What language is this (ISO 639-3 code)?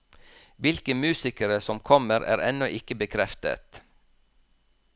nor